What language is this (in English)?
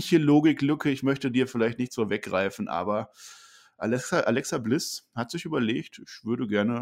German